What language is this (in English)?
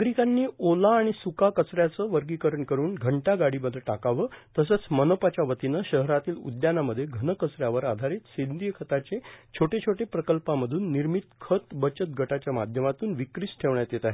Marathi